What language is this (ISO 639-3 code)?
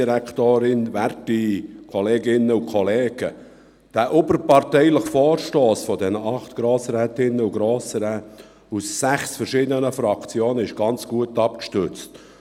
gsw